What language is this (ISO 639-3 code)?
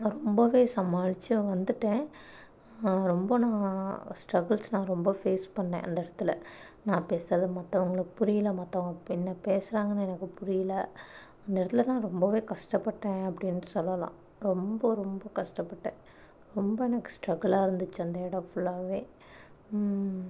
tam